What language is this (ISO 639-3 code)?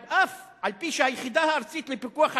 heb